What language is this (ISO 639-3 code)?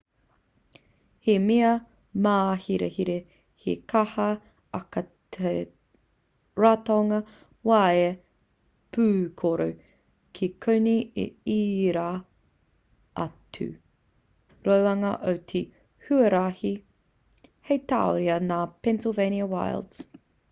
mri